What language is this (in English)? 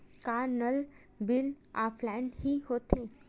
Chhattisgarhi